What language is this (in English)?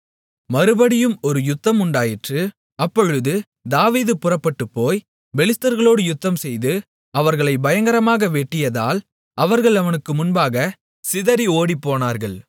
Tamil